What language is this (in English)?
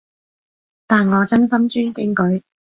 Cantonese